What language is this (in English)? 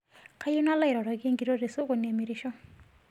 Masai